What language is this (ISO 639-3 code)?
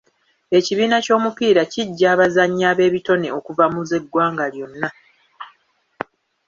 lug